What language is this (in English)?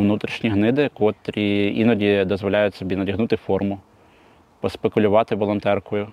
Ukrainian